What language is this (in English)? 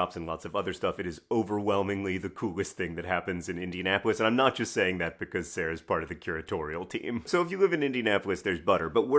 English